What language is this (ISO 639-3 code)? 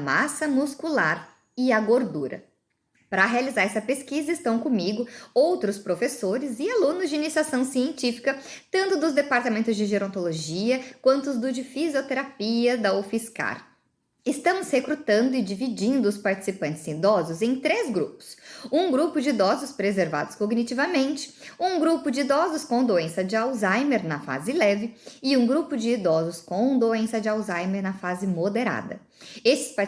por